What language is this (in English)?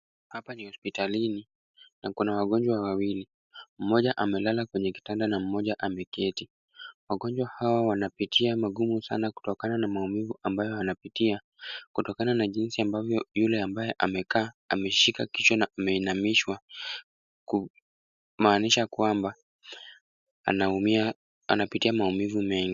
Swahili